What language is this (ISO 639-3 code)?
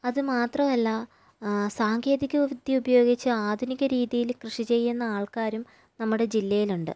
mal